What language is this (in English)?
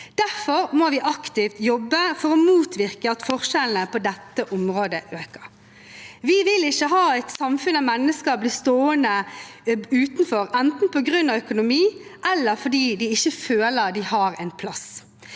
Norwegian